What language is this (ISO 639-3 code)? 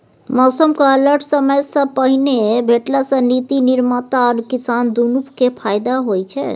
mai